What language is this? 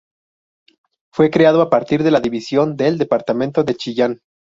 Spanish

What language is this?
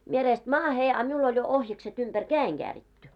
Finnish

